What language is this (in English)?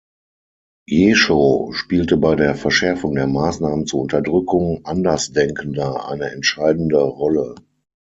German